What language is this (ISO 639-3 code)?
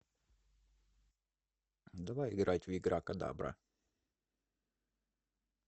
rus